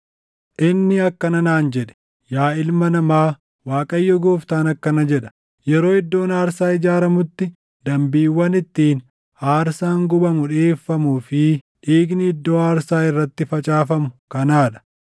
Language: Oromo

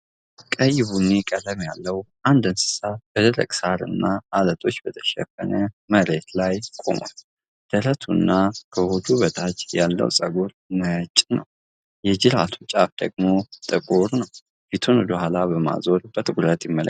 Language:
Amharic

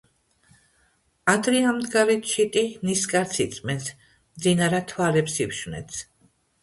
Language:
Georgian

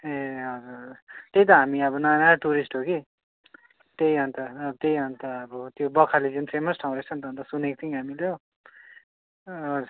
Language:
Nepali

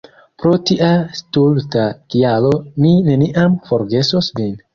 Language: Esperanto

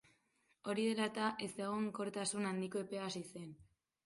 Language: Basque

